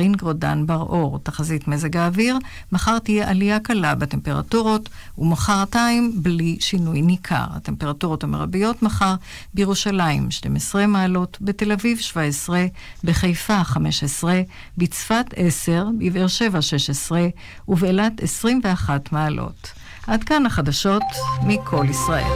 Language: Hebrew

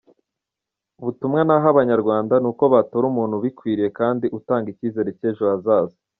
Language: Kinyarwanda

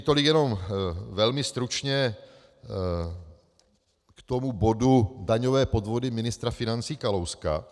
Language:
Czech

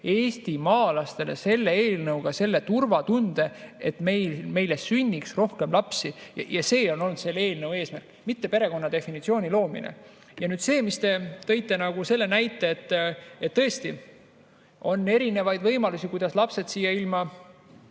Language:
Estonian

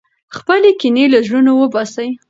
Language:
Pashto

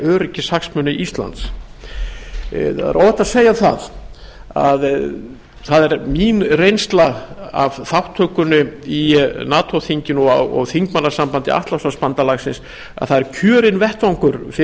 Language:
Icelandic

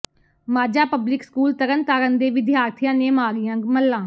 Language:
Punjabi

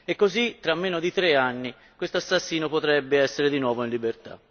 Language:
Italian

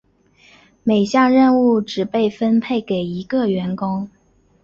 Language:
Chinese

